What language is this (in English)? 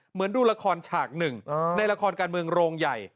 Thai